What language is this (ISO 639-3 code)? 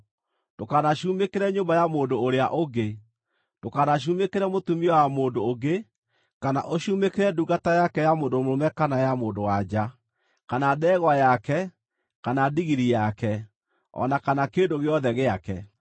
kik